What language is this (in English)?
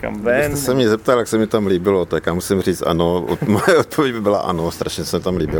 Czech